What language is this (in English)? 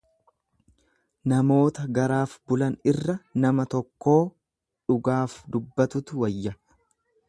Oromo